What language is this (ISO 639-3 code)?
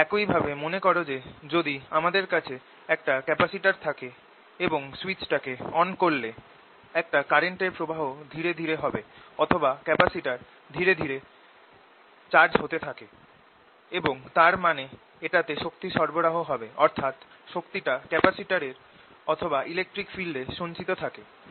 ben